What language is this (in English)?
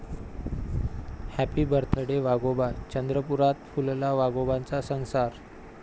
Marathi